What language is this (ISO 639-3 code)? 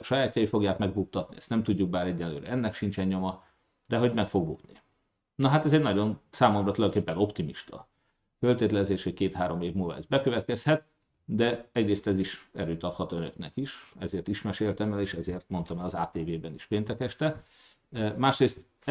hun